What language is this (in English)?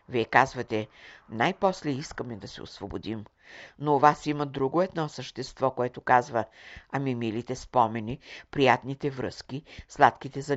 Bulgarian